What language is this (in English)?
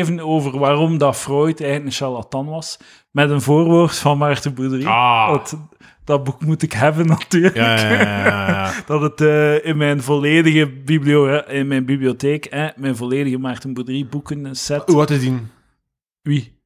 Dutch